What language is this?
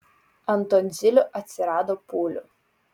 Lithuanian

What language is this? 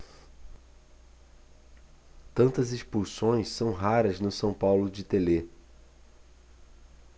Portuguese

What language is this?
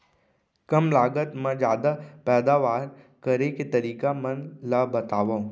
Chhattisgarhi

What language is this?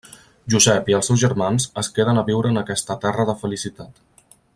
Catalan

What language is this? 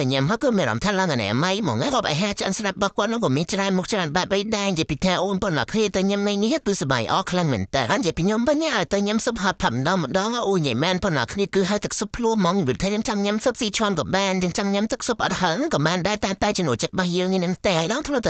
Thai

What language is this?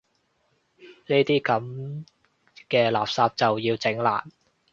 Cantonese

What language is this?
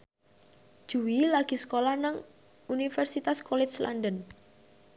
Javanese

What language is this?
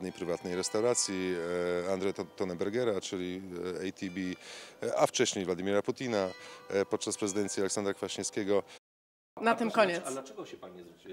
Polish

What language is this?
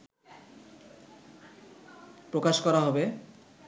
Bangla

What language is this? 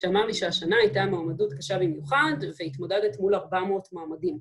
Hebrew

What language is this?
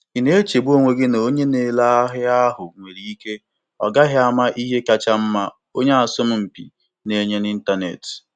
Igbo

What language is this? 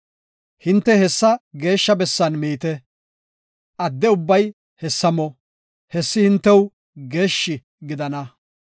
Gofa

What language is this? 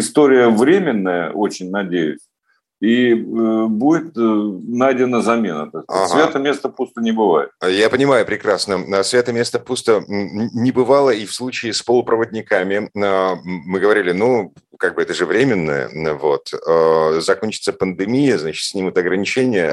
Russian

